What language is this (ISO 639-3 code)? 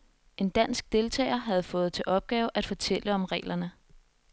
dan